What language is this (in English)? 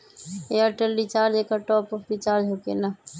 Magahi